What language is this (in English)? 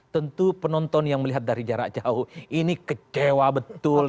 Indonesian